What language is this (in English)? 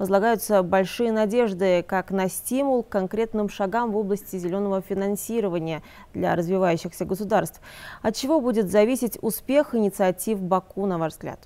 Russian